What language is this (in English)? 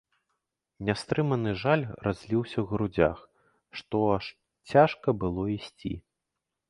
Belarusian